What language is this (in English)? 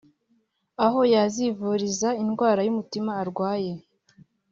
Kinyarwanda